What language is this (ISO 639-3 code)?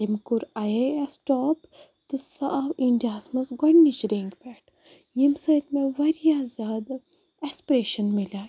kas